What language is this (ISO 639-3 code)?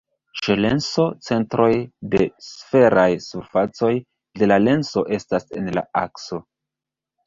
epo